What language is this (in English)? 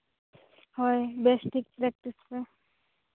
Santali